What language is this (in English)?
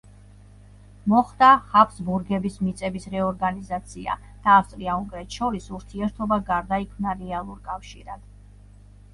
Georgian